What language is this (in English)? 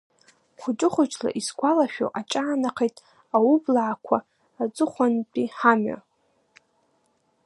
Abkhazian